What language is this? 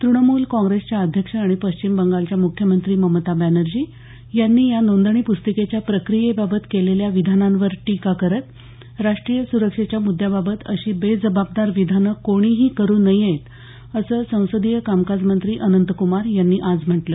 Marathi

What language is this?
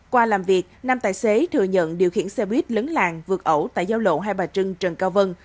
Vietnamese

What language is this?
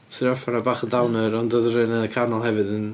Welsh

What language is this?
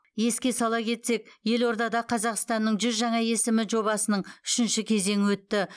Kazakh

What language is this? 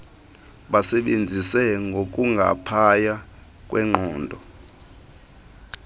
Xhosa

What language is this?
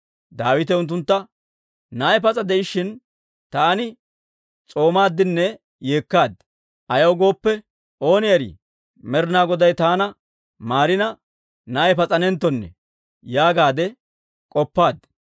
Dawro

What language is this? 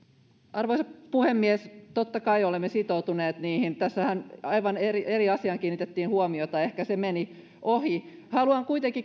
Finnish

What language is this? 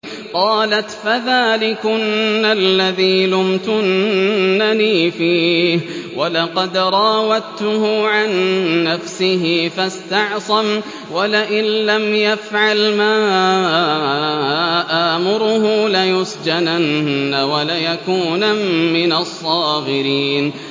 Arabic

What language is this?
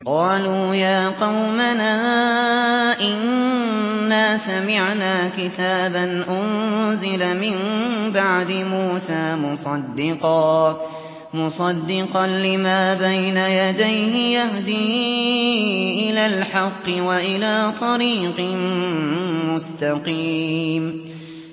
Arabic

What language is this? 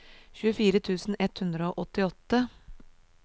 Norwegian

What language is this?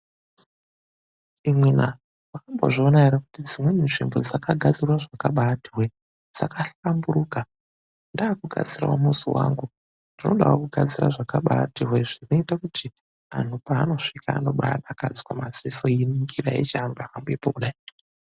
Ndau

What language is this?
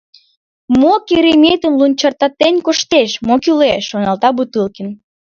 Mari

